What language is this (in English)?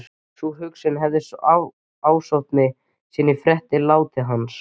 Icelandic